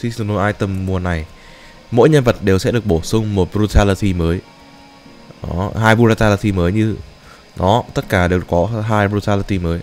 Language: Vietnamese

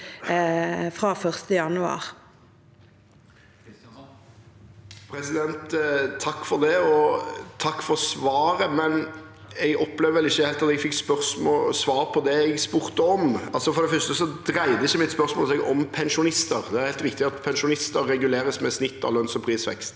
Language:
Norwegian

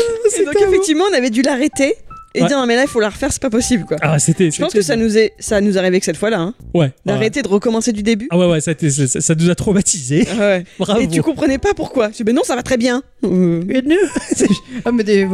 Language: French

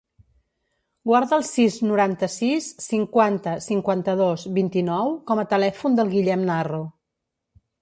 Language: Catalan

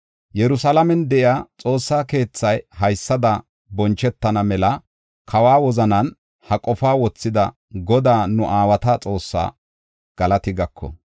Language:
Gofa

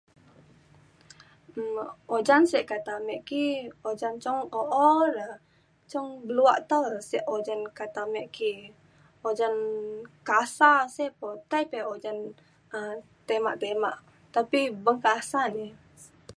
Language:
Mainstream Kenyah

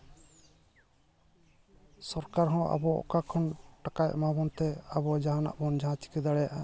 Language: Santali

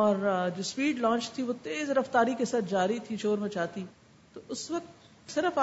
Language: Urdu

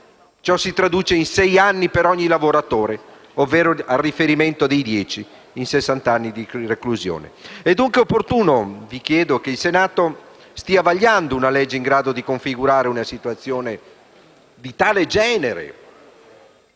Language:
Italian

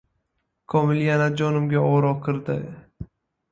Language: Uzbek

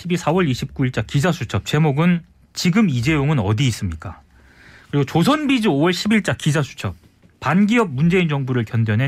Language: Korean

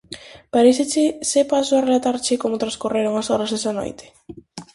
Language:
Galician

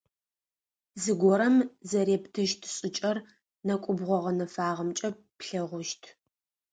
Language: Adyghe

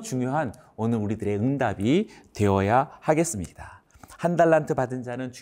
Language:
Korean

